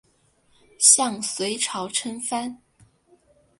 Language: Chinese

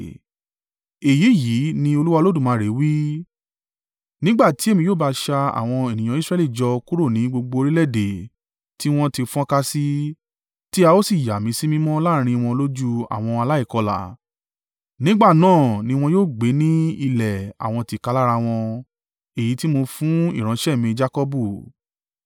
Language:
Yoruba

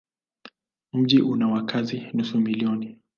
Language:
Swahili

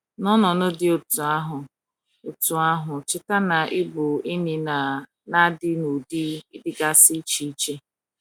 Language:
Igbo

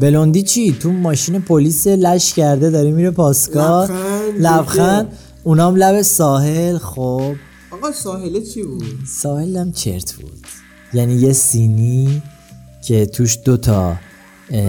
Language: Persian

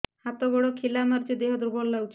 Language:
Odia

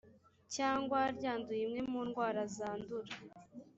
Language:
Kinyarwanda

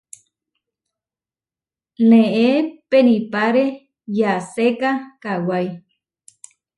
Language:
Huarijio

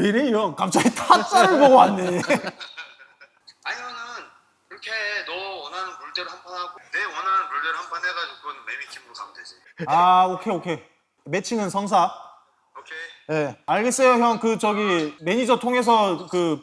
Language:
Korean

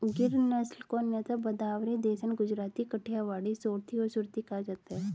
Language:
Hindi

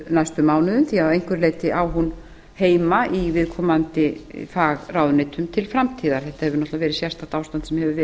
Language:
Icelandic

